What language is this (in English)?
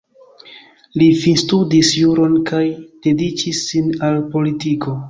Esperanto